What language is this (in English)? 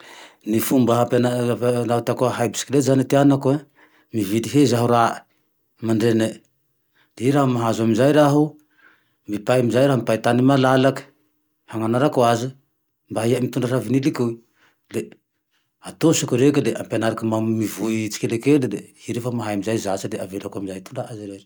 Tandroy-Mahafaly Malagasy